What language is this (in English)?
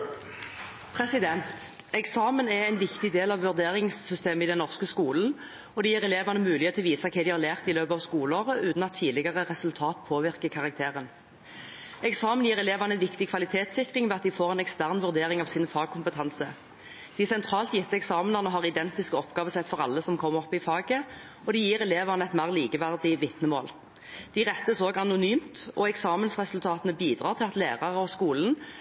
Norwegian